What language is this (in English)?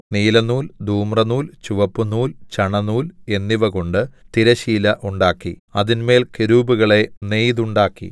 Malayalam